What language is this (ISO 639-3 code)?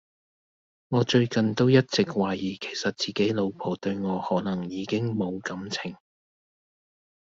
yue